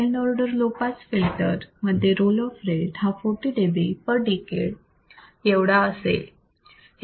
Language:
Marathi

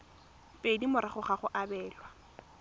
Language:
Tswana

